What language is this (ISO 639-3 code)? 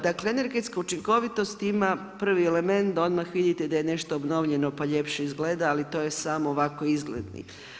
hrv